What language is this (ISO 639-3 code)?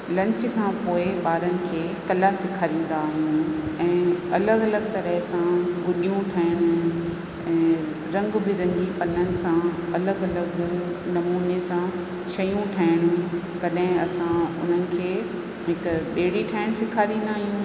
snd